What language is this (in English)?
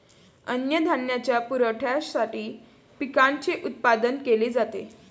Marathi